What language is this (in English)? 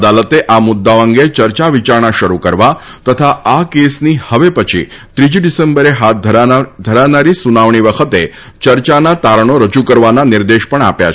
Gujarati